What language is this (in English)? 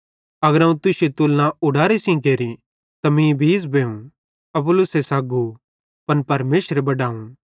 Bhadrawahi